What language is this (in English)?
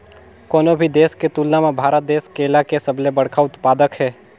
Chhattisgarhi